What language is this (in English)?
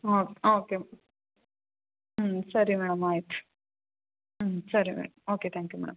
Kannada